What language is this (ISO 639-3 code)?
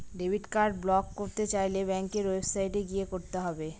ben